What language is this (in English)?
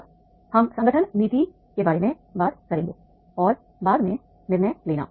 Hindi